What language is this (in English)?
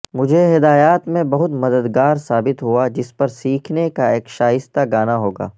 Urdu